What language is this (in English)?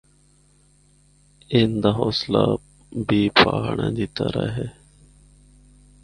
Northern Hindko